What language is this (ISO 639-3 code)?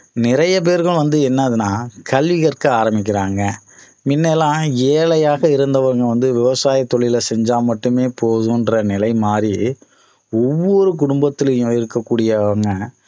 tam